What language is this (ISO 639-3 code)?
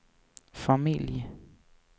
swe